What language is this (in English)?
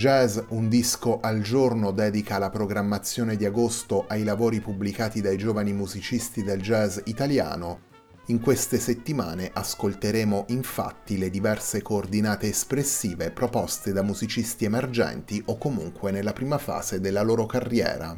Italian